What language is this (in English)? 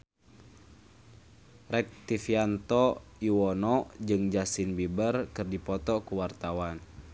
Sundanese